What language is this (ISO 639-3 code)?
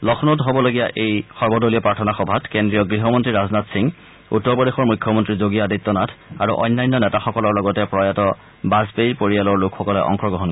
asm